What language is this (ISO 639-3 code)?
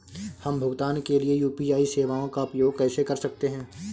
hin